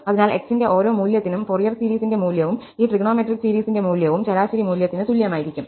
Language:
Malayalam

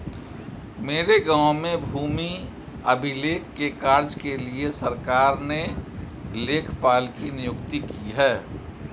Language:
Hindi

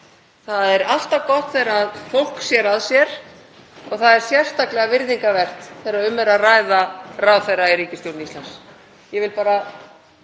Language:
Icelandic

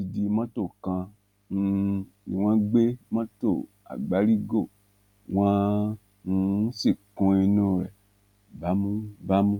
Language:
Yoruba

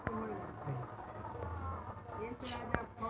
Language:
Magahi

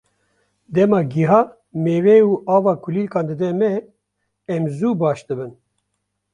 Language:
Kurdish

